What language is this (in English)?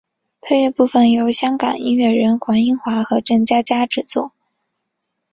Chinese